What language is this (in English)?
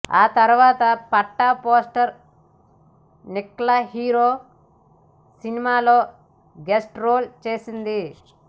Telugu